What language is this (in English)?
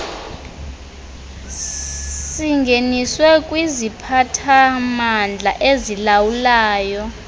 Xhosa